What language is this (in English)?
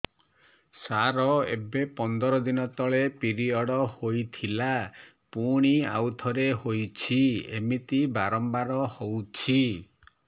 Odia